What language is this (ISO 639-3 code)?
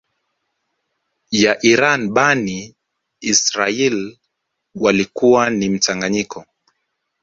swa